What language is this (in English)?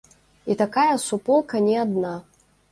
Belarusian